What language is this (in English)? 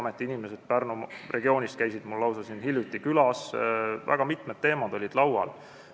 Estonian